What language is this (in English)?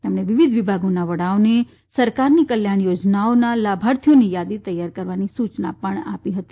Gujarati